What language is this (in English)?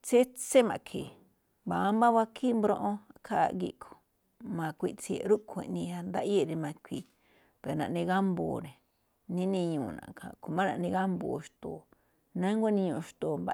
Malinaltepec Me'phaa